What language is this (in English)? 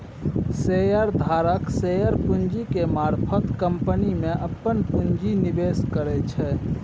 Maithili